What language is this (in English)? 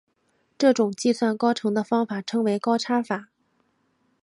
Chinese